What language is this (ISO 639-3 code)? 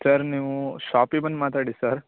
kan